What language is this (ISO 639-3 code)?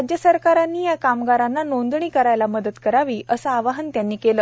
mar